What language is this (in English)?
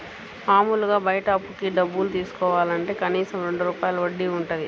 Telugu